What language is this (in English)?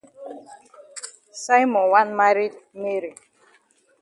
Cameroon Pidgin